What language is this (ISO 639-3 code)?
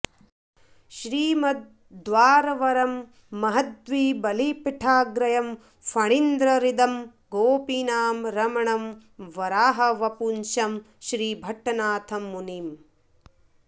san